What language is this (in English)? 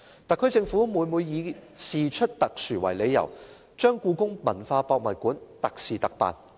Cantonese